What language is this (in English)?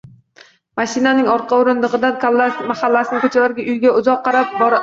Uzbek